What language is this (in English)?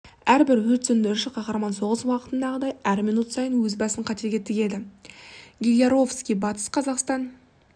Kazakh